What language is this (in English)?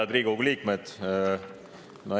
Estonian